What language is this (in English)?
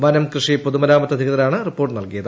Malayalam